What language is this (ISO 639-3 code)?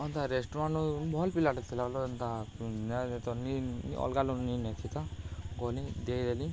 ori